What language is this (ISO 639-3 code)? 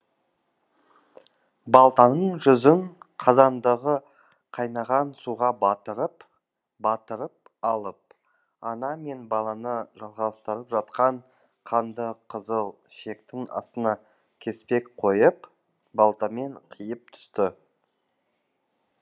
kaz